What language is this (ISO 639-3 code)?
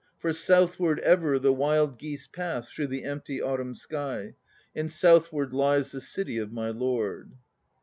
eng